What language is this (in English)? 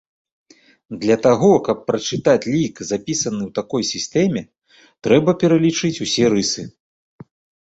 Belarusian